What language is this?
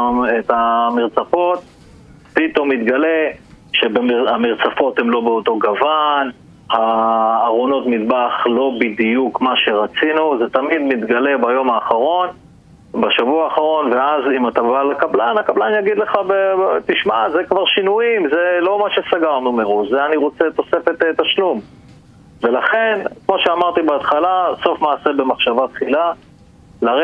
Hebrew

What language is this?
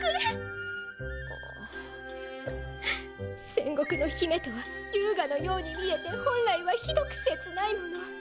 Japanese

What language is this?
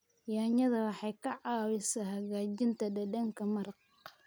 Somali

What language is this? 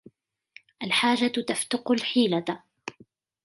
Arabic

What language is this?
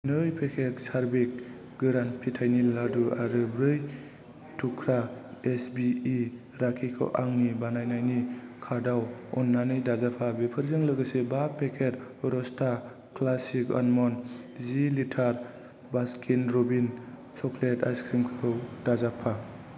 Bodo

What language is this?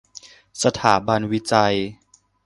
Thai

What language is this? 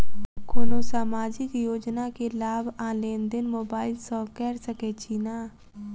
Maithili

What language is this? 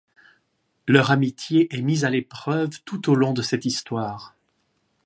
French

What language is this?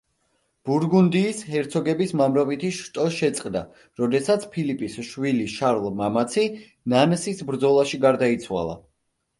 Georgian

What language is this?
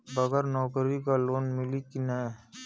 Bhojpuri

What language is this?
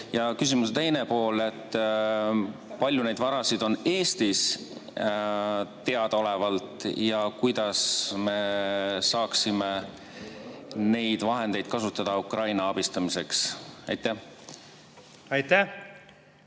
Estonian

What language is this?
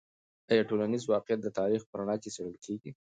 Pashto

